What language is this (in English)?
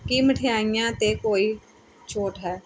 Punjabi